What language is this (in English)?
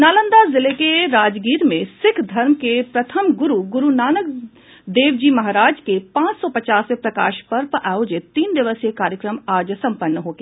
Hindi